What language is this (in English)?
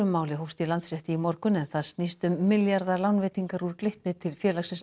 Icelandic